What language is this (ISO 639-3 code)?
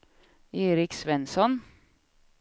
swe